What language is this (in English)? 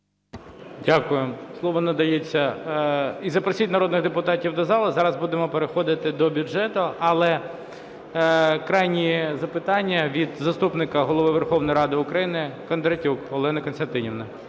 Ukrainian